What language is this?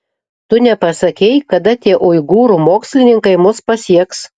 Lithuanian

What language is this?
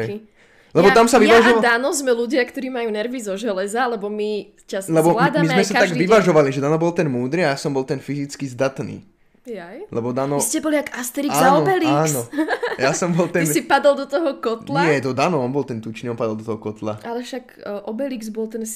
Slovak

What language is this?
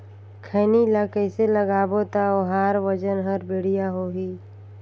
Chhattisgarhi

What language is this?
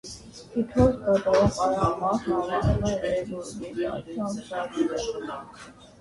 Armenian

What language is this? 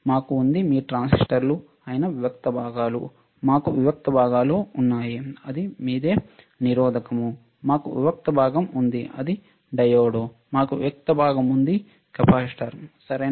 Telugu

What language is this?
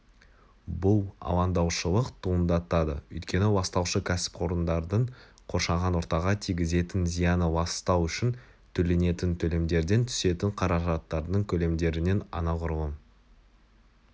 Kazakh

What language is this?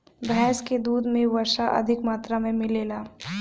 Bhojpuri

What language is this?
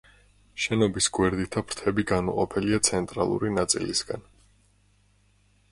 Georgian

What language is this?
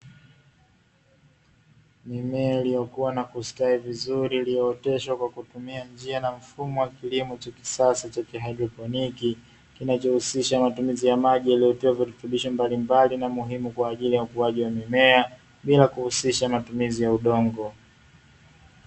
Swahili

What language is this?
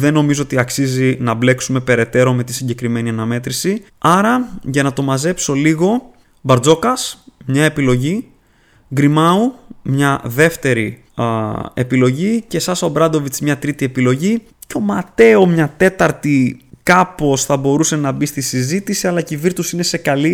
Greek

